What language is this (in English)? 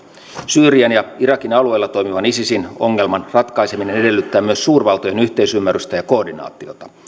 Finnish